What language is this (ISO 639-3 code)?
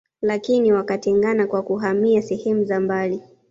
swa